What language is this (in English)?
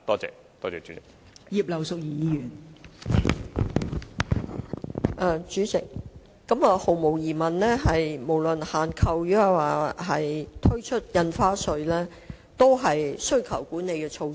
Cantonese